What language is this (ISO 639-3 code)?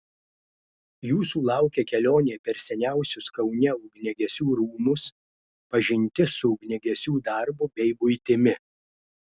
lit